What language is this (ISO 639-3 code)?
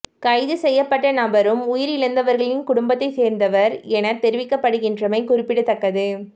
tam